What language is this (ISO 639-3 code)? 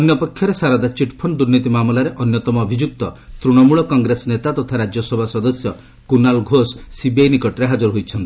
ori